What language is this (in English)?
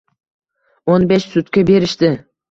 Uzbek